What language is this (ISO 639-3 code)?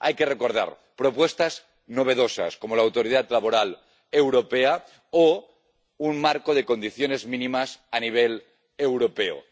spa